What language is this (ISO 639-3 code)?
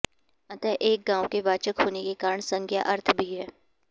san